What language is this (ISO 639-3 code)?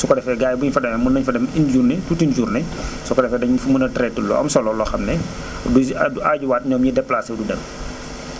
wol